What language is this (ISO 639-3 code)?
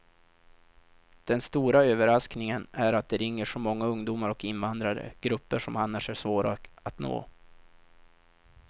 swe